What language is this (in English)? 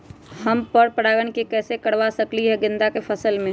Magahi